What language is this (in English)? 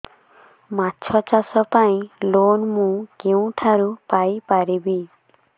Odia